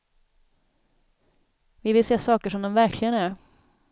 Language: Swedish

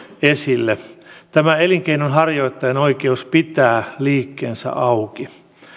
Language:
Finnish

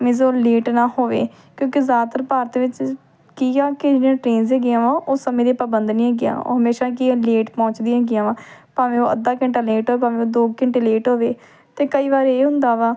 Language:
Punjabi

